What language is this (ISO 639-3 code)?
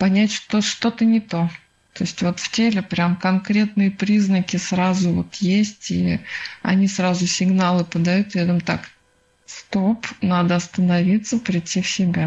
rus